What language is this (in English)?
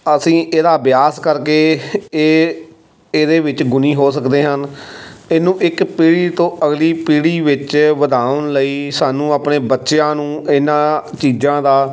Punjabi